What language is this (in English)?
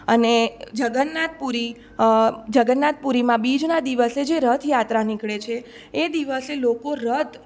Gujarati